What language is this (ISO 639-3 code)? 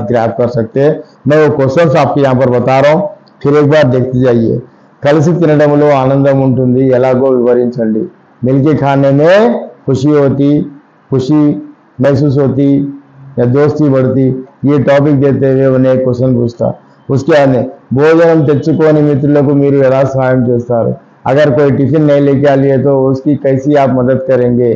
hin